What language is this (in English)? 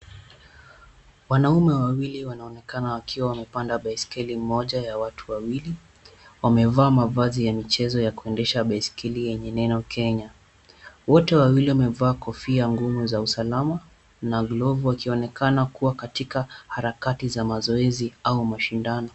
Swahili